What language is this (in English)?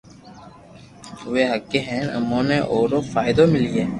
Loarki